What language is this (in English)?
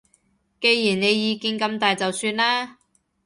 Cantonese